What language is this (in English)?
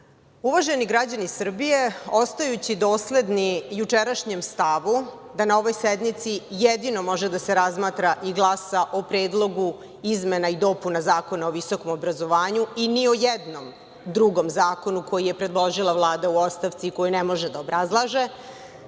Serbian